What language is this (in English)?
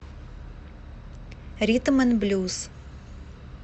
Russian